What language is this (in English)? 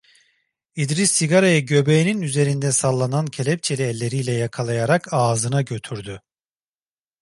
Turkish